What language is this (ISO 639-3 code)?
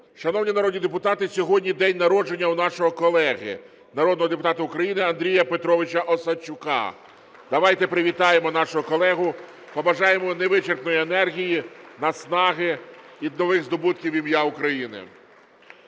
ukr